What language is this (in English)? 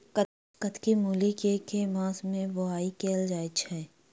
Maithili